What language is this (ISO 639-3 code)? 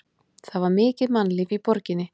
isl